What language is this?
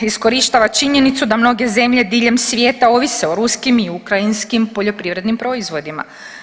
Croatian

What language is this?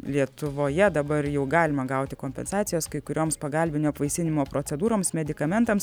Lithuanian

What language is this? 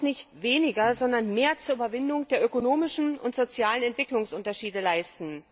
German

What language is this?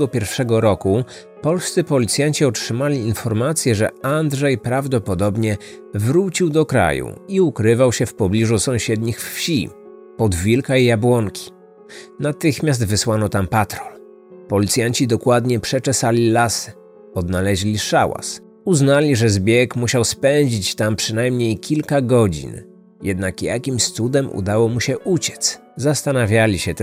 Polish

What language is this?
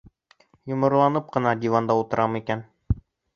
Bashkir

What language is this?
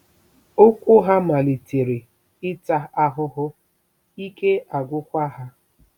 Igbo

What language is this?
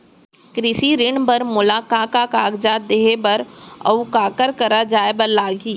Chhattisgarhi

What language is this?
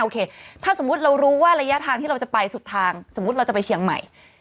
Thai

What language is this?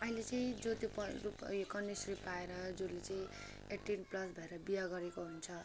Nepali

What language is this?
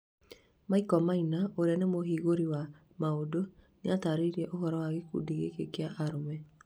Kikuyu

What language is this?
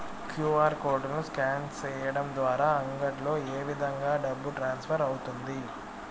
Telugu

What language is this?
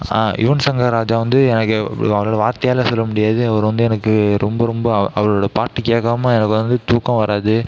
Tamil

